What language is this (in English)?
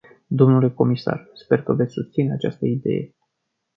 Romanian